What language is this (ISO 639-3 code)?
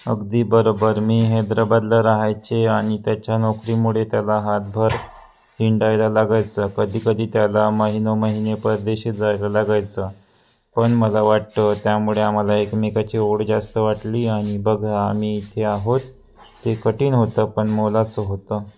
mar